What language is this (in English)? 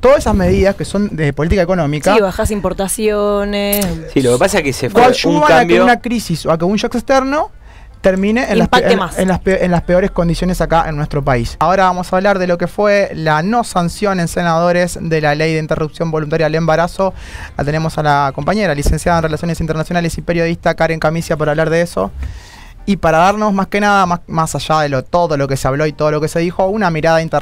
Spanish